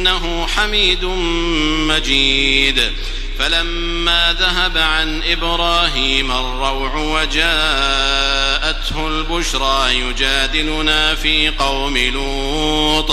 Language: Arabic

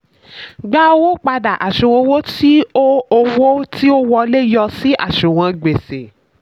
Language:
Yoruba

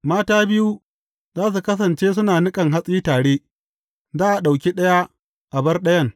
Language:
Hausa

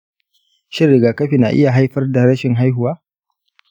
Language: Hausa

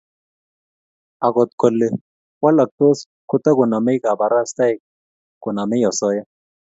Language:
Kalenjin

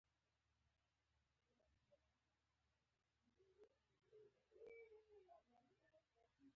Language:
Pashto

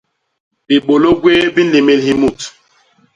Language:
Basaa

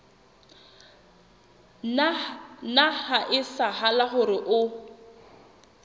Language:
Southern Sotho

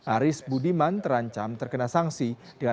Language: Indonesian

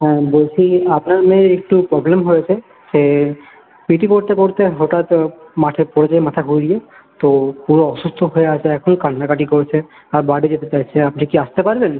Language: Bangla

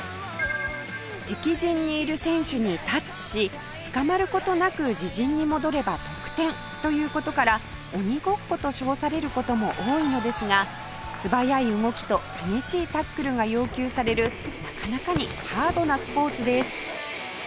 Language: Japanese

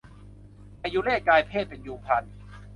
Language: Thai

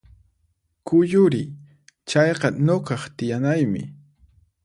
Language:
Puno Quechua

